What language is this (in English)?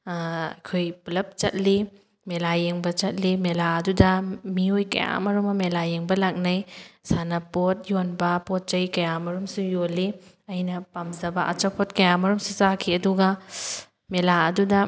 Manipuri